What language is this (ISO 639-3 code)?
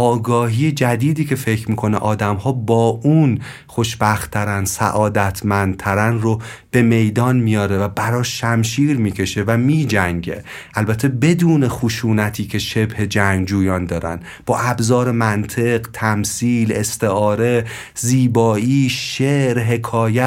fas